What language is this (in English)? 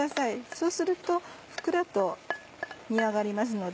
Japanese